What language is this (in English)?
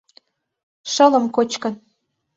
Mari